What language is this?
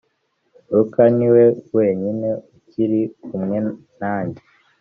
Kinyarwanda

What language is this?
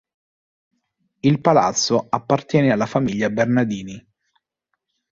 Italian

